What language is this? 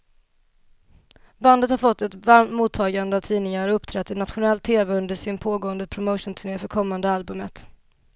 Swedish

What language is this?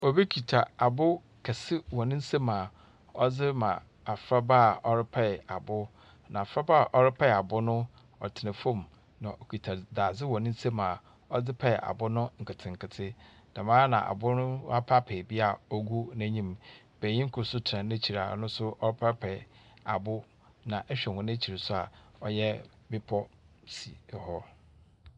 Akan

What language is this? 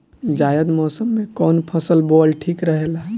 Bhojpuri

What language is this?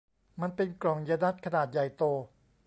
Thai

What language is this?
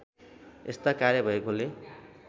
Nepali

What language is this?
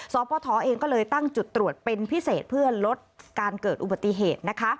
Thai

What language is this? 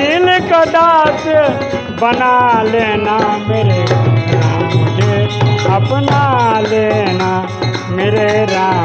Hindi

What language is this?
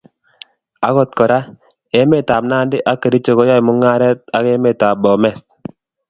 Kalenjin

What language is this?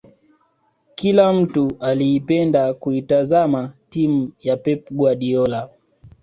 Swahili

